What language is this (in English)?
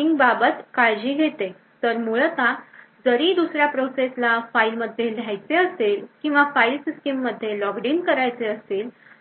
Marathi